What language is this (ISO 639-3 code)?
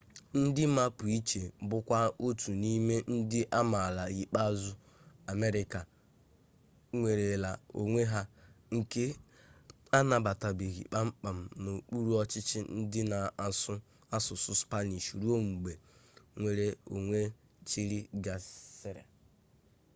ibo